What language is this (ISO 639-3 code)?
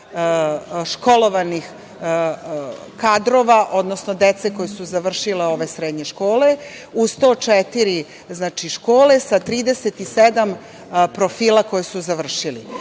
srp